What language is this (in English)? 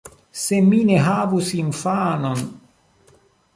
Esperanto